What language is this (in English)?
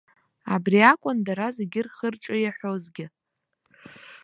Abkhazian